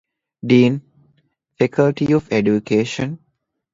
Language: Divehi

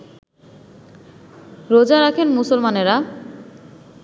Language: Bangla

